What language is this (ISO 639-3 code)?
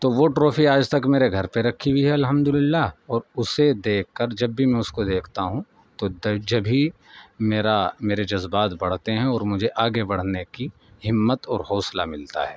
urd